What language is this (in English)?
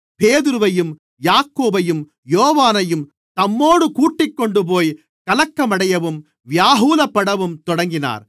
Tamil